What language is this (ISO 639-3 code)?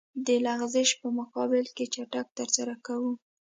pus